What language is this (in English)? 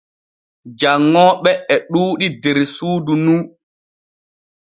Borgu Fulfulde